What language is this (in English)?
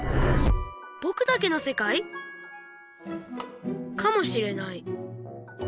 Japanese